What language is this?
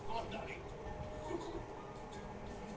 Bhojpuri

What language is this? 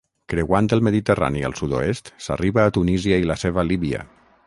Catalan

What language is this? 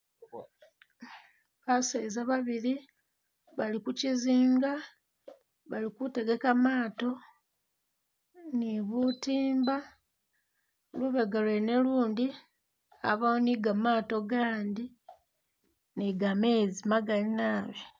Masaaba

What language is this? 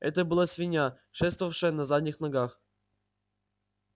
Russian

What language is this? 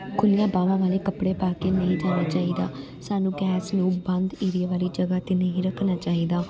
Punjabi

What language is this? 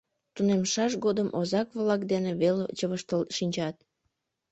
Mari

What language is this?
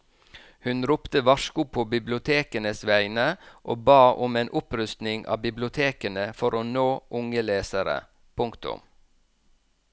Norwegian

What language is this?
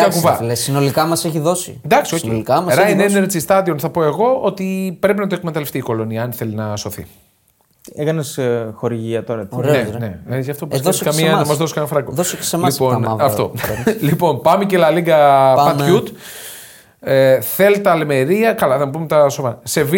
Greek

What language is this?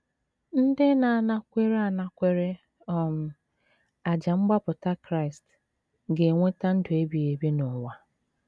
Igbo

